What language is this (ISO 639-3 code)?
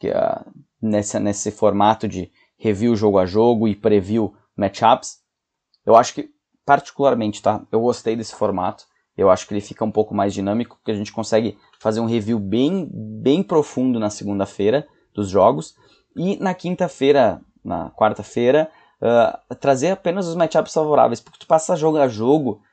por